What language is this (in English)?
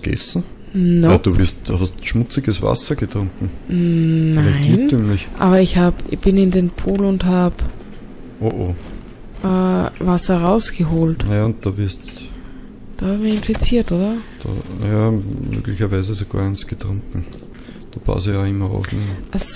German